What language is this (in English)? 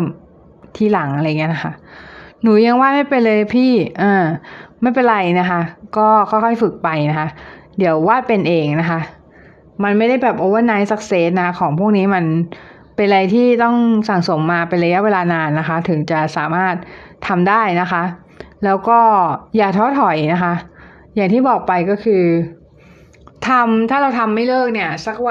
Thai